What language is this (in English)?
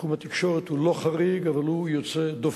Hebrew